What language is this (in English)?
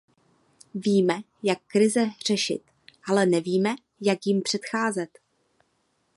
Czech